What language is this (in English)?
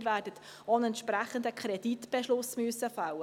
Swiss German